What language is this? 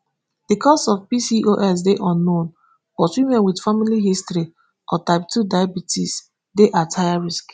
Nigerian Pidgin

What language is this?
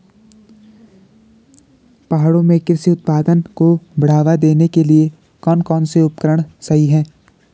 Hindi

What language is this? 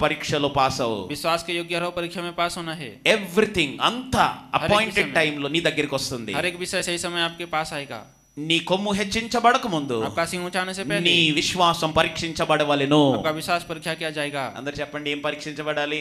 Telugu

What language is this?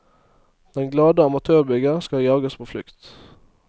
Norwegian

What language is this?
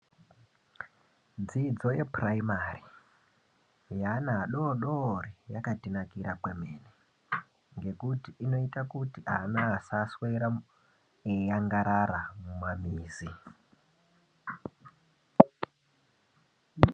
Ndau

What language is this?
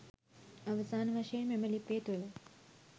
Sinhala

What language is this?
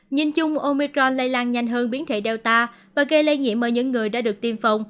Vietnamese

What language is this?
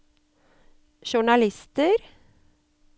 Norwegian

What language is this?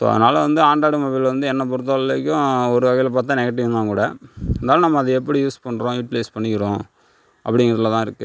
Tamil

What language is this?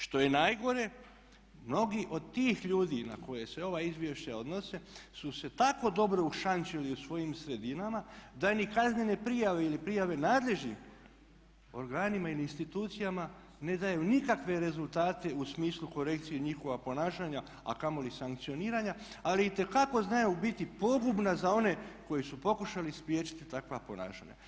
Croatian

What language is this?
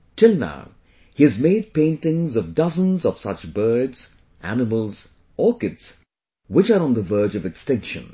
English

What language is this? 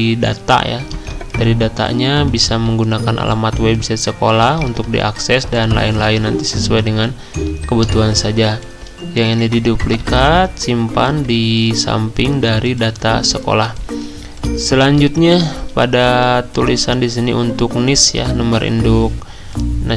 Indonesian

